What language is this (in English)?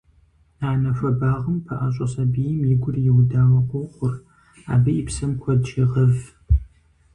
Kabardian